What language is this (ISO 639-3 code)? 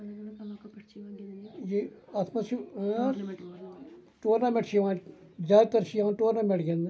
kas